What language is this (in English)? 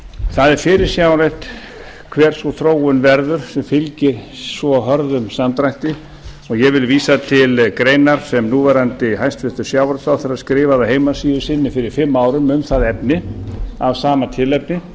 Icelandic